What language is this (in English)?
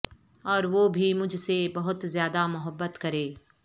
Urdu